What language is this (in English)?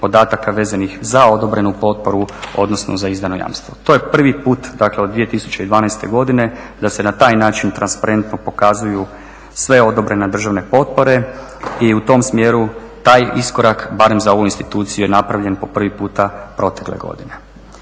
Croatian